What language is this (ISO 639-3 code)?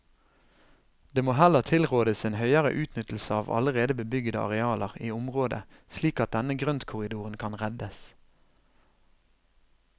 nor